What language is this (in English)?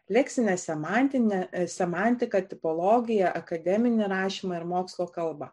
Lithuanian